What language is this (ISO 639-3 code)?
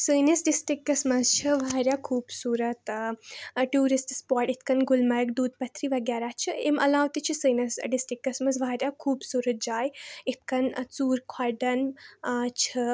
kas